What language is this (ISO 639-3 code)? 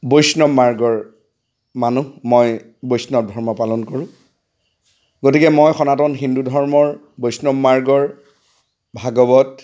asm